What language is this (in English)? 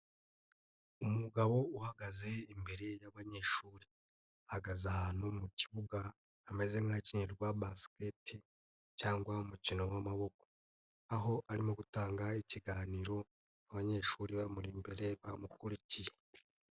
Kinyarwanda